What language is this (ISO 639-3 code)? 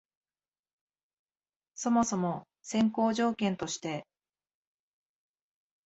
jpn